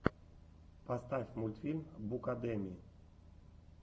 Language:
Russian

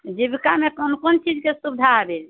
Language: Maithili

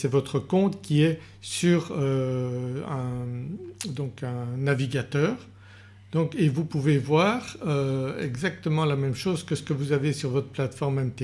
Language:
French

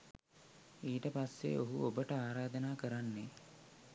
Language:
Sinhala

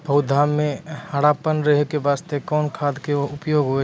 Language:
Maithili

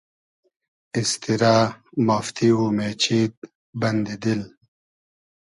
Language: Hazaragi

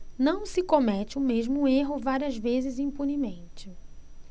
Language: Portuguese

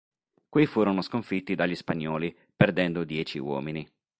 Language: Italian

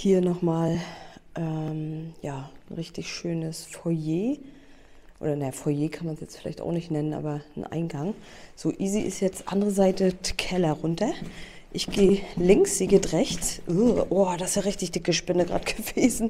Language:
German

